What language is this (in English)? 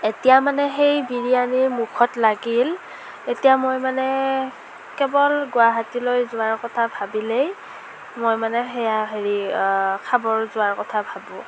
Assamese